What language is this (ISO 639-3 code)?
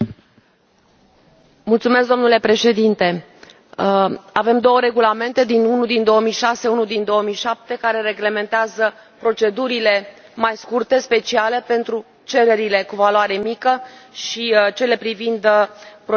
ron